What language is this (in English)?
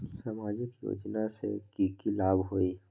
Magahi